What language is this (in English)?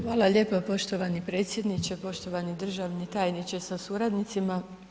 Croatian